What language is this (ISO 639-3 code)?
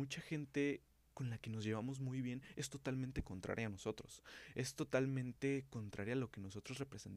spa